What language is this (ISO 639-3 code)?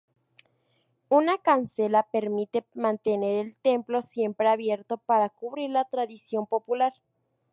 spa